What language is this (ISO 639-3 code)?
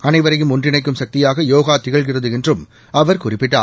tam